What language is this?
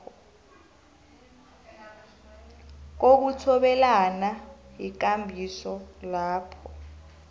South Ndebele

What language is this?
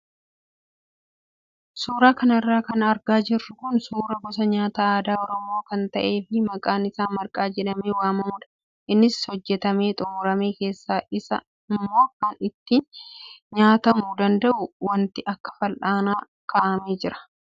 Oromo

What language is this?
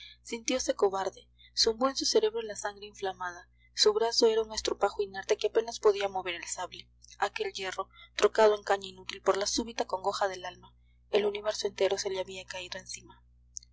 Spanish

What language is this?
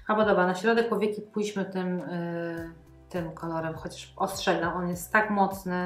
Polish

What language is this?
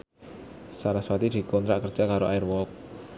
Javanese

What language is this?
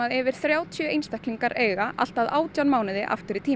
Icelandic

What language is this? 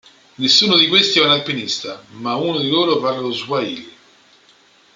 Italian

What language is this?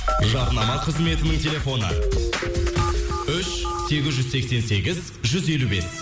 Kazakh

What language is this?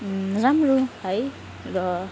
Nepali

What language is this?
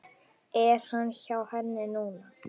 Icelandic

